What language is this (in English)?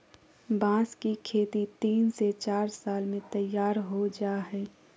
Magahi